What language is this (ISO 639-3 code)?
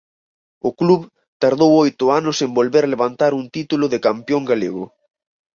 glg